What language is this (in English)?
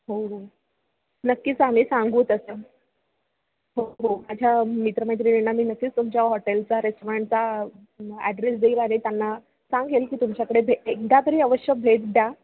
Marathi